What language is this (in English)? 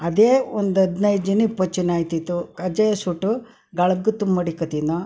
Kannada